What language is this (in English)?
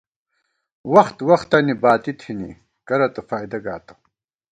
Gawar-Bati